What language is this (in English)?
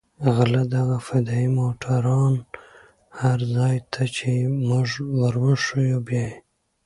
Pashto